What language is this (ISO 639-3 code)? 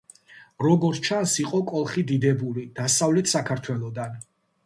kat